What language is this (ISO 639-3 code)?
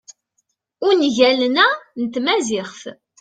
kab